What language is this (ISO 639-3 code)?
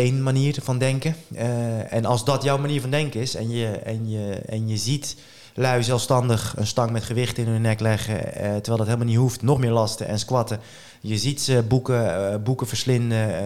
nld